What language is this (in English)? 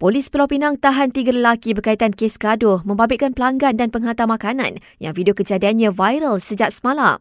Malay